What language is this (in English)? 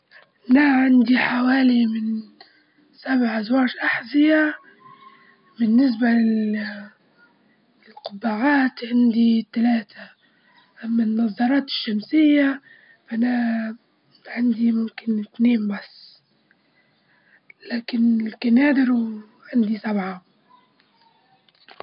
Libyan Arabic